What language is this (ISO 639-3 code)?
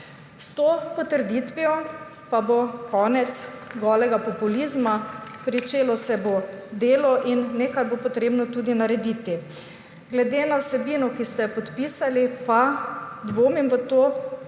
slv